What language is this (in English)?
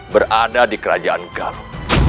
Indonesian